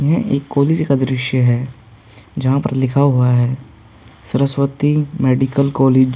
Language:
Hindi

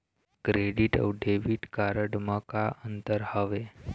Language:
Chhattisgarhi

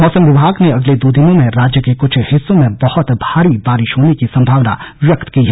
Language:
Hindi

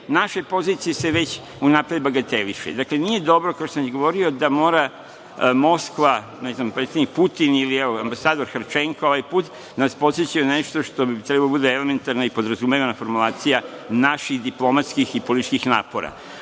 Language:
Serbian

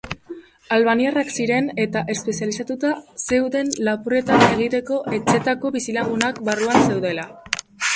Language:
Basque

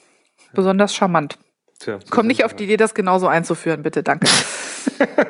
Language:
German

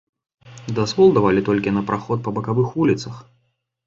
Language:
Belarusian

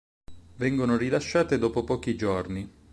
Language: Italian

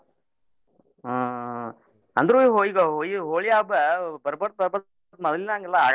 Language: Kannada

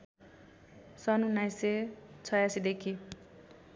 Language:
Nepali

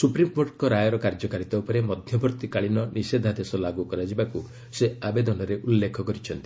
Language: Odia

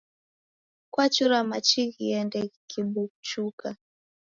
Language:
Taita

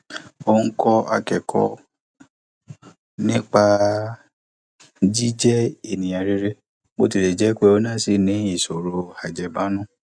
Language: Yoruba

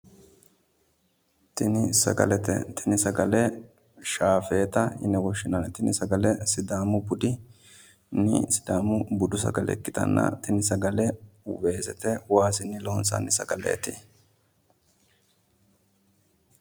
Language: Sidamo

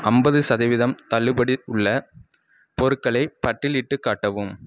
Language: Tamil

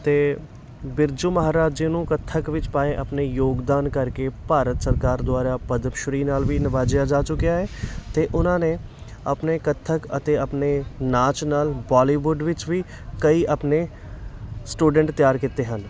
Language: Punjabi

